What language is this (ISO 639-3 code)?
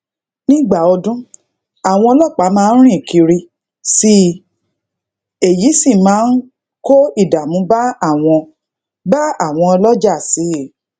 yor